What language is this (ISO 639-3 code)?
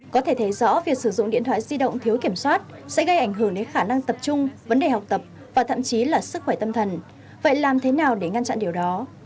vie